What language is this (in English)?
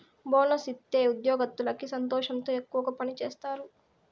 Telugu